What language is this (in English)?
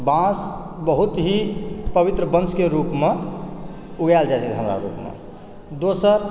Maithili